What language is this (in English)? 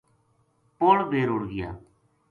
Gujari